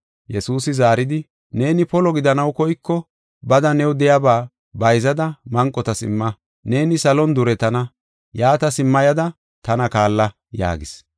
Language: Gofa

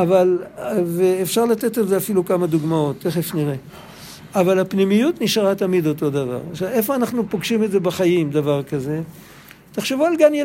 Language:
Hebrew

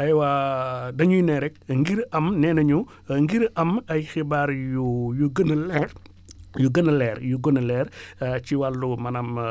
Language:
Wolof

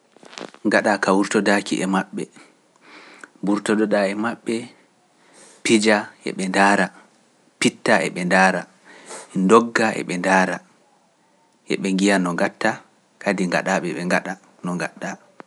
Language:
Pular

